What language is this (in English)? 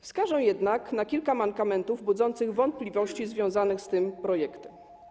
Polish